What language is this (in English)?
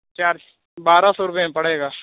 Urdu